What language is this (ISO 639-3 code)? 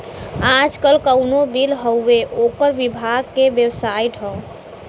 bho